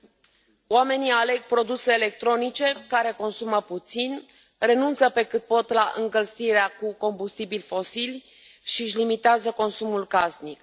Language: Romanian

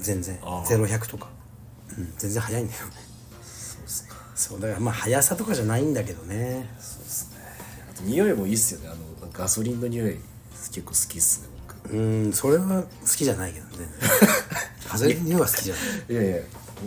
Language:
Japanese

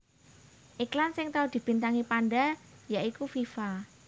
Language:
Javanese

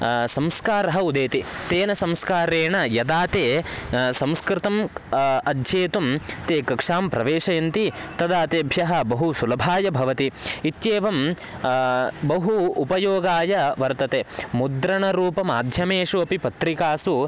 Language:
Sanskrit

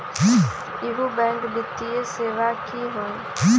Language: Magahi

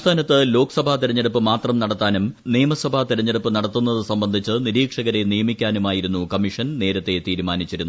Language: Malayalam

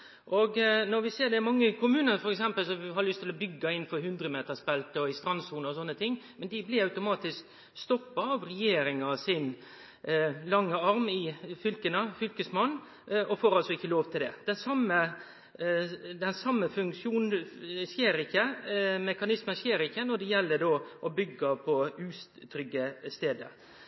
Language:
Norwegian Nynorsk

